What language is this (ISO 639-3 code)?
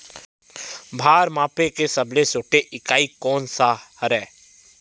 hne